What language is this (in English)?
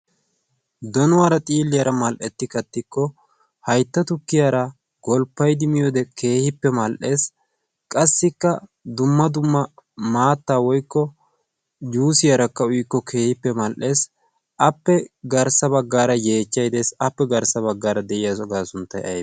Wolaytta